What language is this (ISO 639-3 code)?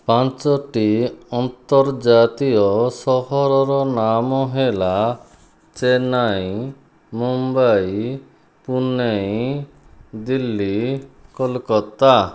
ori